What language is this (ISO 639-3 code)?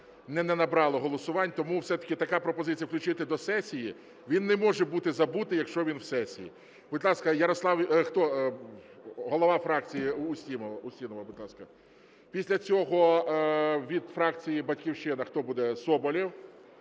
ukr